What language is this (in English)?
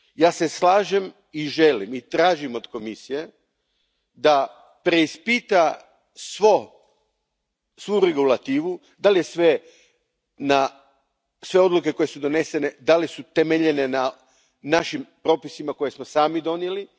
Croatian